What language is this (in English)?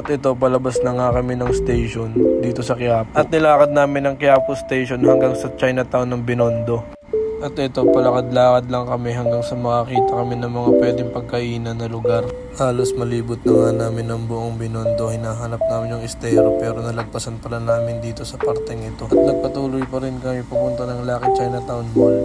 Filipino